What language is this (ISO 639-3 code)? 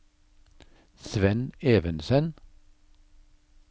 nor